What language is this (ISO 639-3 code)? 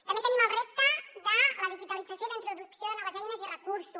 cat